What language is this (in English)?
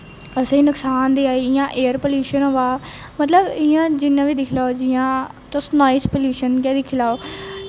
Dogri